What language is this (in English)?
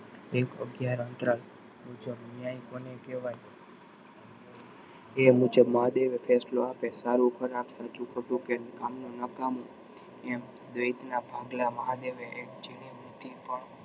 Gujarati